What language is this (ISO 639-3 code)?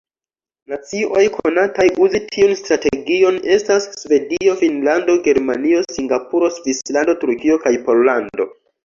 epo